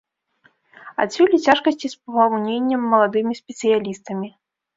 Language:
Belarusian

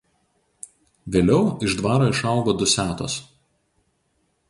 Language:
Lithuanian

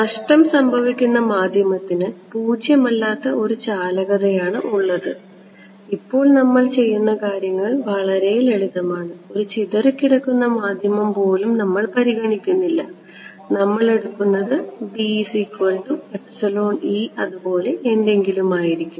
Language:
Malayalam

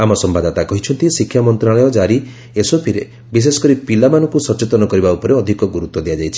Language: Odia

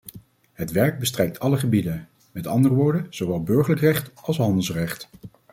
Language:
Dutch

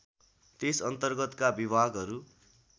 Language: Nepali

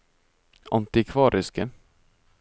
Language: Norwegian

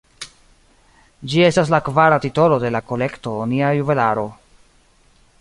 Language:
Esperanto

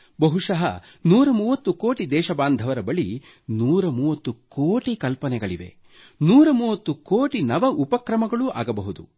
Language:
Kannada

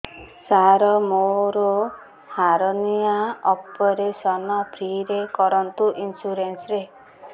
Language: Odia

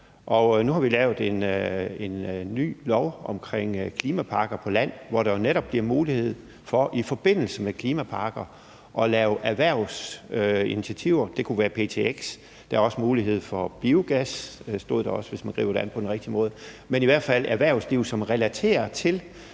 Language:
Danish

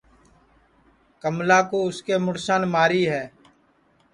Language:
Sansi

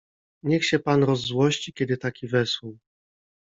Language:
Polish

